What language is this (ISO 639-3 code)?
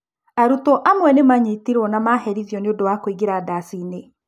kik